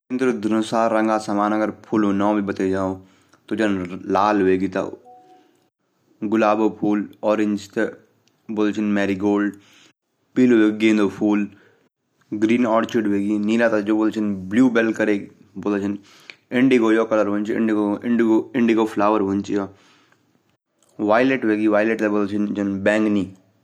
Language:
Garhwali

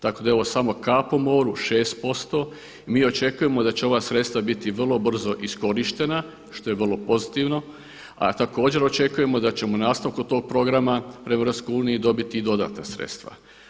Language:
Croatian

